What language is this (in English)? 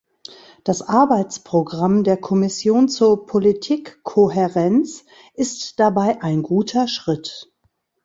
German